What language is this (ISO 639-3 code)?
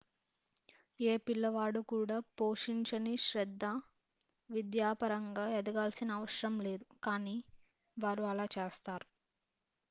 tel